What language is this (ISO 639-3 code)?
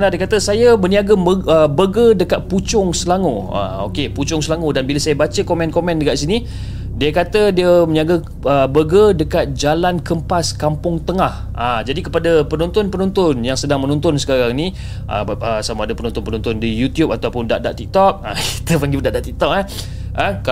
msa